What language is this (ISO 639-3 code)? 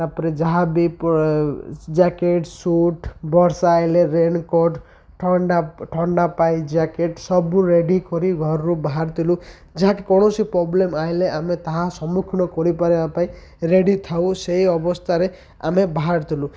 ori